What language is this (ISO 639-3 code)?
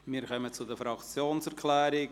gsw